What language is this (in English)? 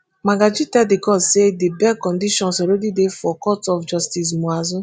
Nigerian Pidgin